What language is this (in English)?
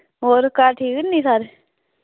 Dogri